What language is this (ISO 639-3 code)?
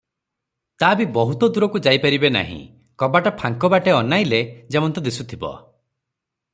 ori